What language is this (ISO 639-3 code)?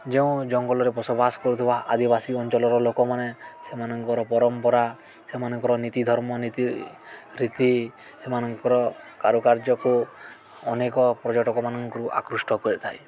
ori